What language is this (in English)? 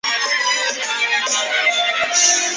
Chinese